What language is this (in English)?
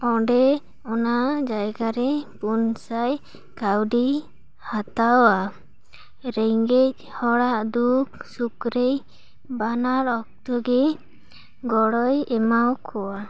Santali